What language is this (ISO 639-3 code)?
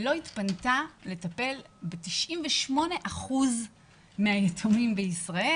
heb